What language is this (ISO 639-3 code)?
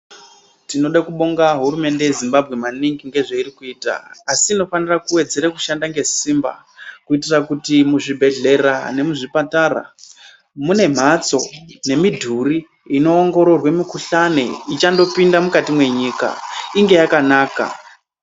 ndc